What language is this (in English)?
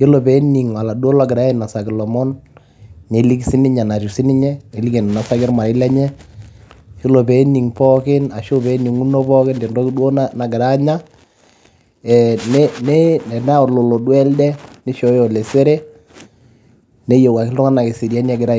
Masai